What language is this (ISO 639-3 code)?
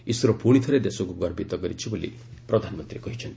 ori